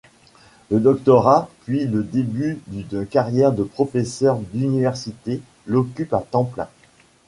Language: French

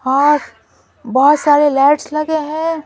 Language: Hindi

